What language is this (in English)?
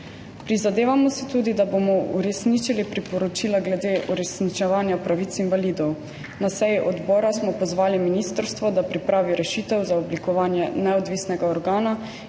Slovenian